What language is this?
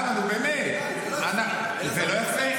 Hebrew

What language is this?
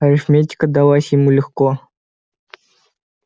Russian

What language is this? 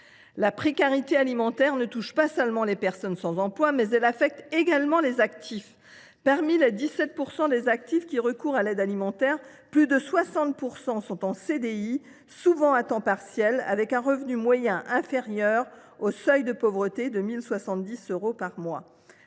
French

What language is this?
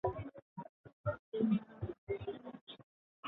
Basque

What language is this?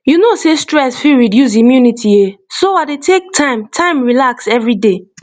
Nigerian Pidgin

